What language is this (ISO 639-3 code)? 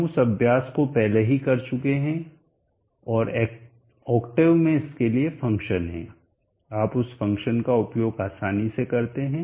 hin